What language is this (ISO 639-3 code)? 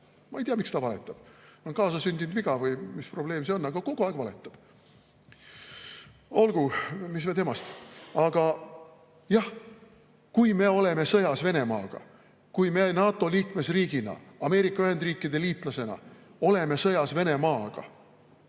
est